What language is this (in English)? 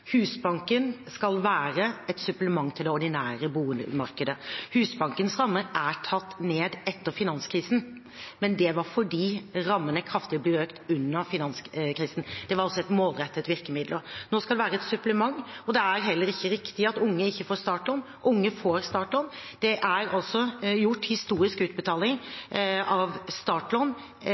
Norwegian Bokmål